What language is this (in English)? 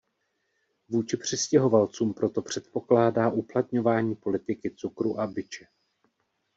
Czech